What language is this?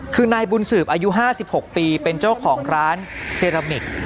Thai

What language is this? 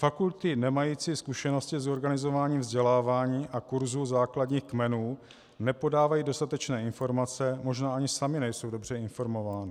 Czech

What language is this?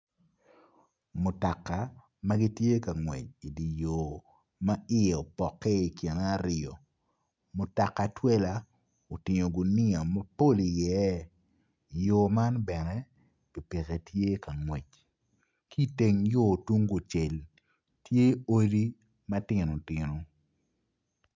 Acoli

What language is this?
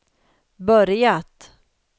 Swedish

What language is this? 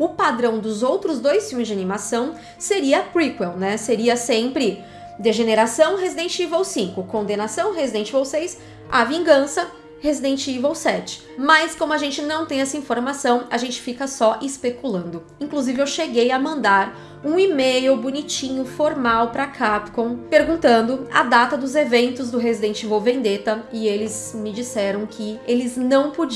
Portuguese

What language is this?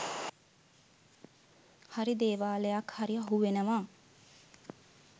Sinhala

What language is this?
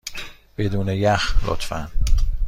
Persian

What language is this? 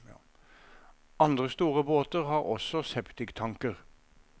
Norwegian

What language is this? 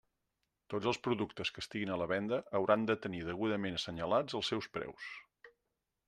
Catalan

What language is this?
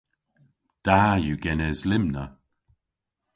Cornish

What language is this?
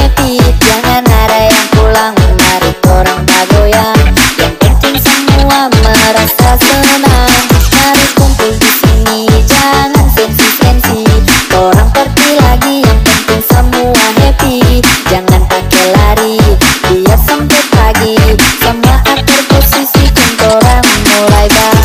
Indonesian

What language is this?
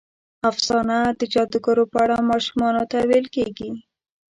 Pashto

